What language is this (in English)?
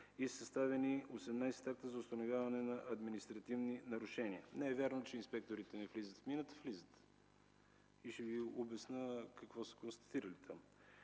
Bulgarian